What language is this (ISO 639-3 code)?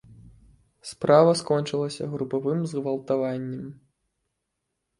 bel